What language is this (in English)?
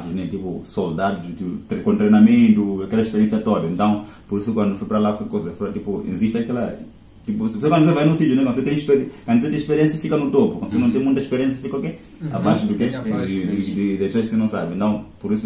Portuguese